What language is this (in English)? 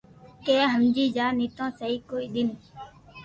Loarki